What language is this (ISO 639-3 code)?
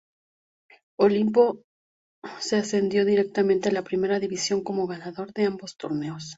spa